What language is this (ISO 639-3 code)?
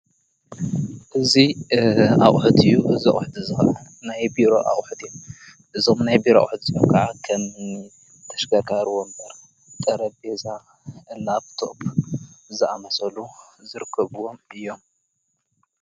tir